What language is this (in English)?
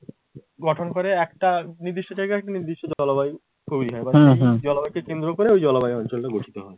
Bangla